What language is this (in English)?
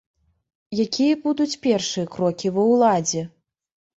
Belarusian